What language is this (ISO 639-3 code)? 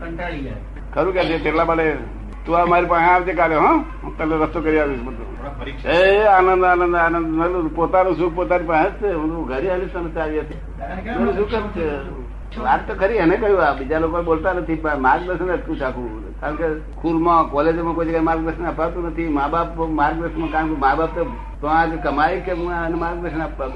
guj